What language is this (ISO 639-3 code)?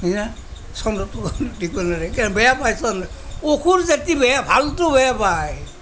asm